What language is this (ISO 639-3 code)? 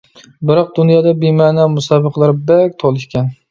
uig